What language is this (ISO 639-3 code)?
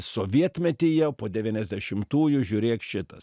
lit